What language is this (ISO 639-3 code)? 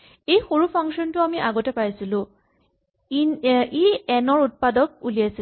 asm